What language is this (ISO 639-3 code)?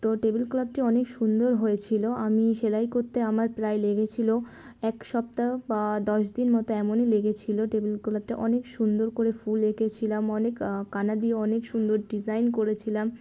ben